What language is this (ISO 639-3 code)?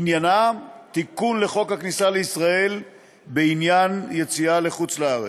heb